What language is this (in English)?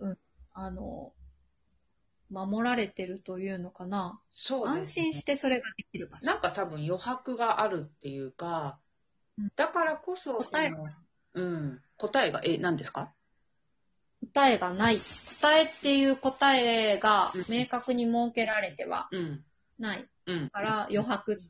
Japanese